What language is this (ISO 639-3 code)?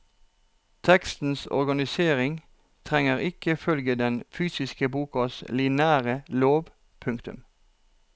nor